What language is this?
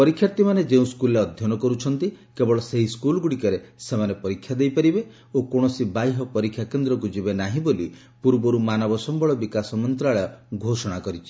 Odia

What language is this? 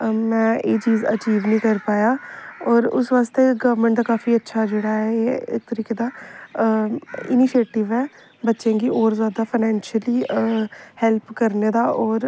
Dogri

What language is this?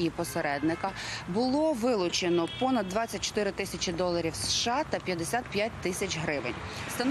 Russian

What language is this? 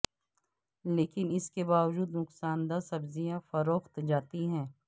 Urdu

